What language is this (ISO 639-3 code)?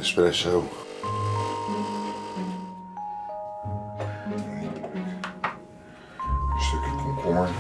nld